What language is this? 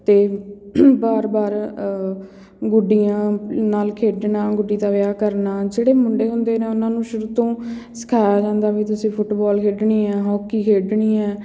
Punjabi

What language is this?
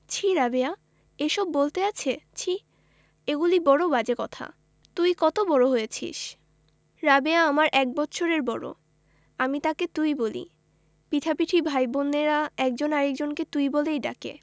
Bangla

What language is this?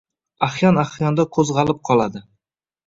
Uzbek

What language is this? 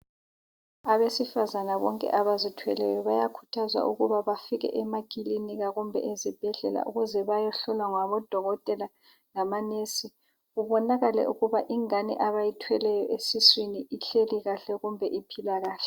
North Ndebele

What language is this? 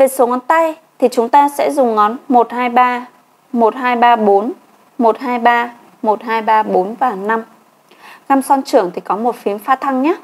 Vietnamese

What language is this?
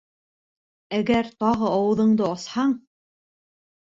Bashkir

